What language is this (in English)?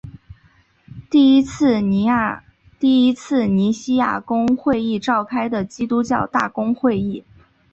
Chinese